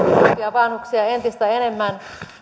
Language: Finnish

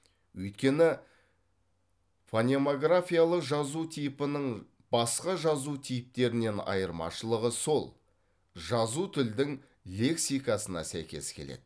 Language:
Kazakh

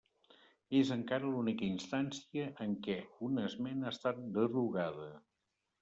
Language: Catalan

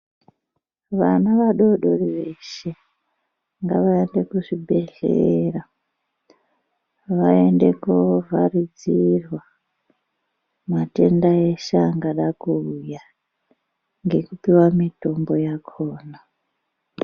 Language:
Ndau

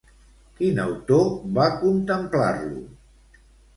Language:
Catalan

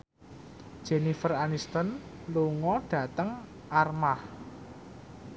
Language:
Javanese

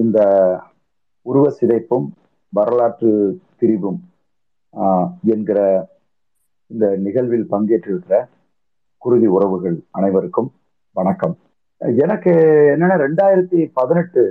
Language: Tamil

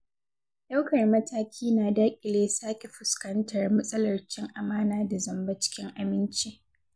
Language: Hausa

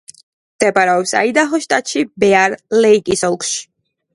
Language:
Georgian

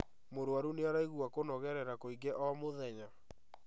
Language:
Kikuyu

